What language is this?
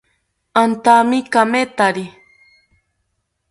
South Ucayali Ashéninka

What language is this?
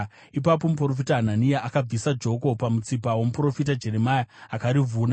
Shona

